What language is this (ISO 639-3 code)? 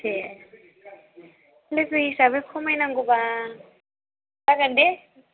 brx